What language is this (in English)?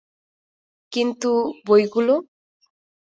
Bangla